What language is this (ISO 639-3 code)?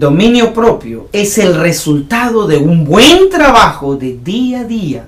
spa